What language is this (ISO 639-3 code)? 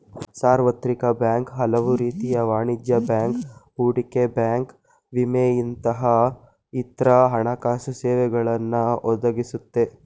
kan